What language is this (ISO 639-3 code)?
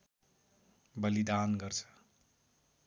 nep